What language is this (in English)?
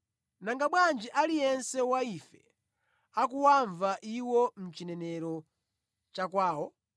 Nyanja